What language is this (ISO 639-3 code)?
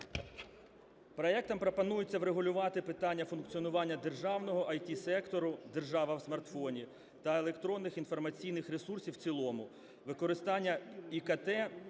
ukr